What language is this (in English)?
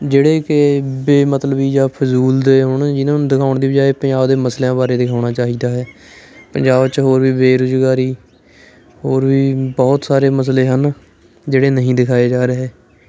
Punjabi